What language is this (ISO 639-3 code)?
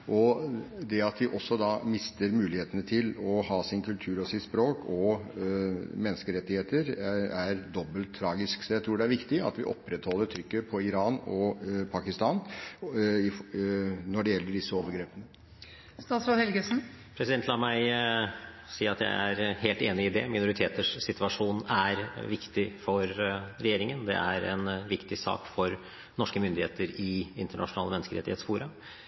nob